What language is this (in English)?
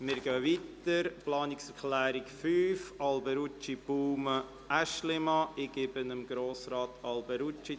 Swiss German